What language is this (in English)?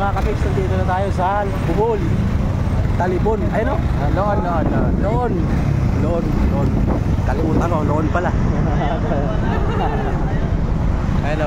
Filipino